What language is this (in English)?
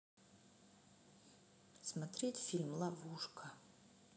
Russian